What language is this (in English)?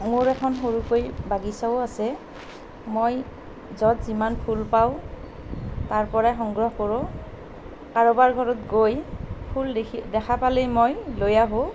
Assamese